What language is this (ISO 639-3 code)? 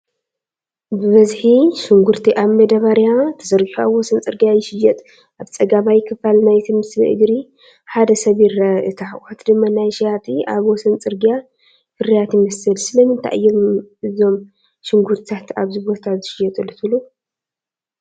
tir